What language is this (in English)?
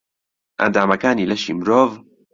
Central Kurdish